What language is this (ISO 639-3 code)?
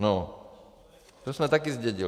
ces